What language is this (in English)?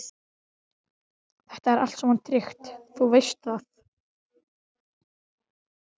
Icelandic